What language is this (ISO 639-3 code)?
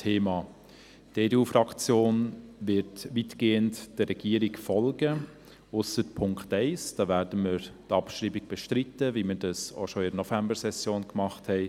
gsw